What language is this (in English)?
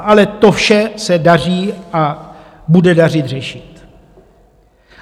Czech